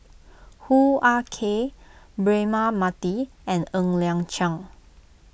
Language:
English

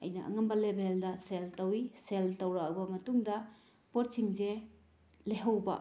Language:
Manipuri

